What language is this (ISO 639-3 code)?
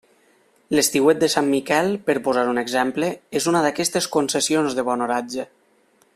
cat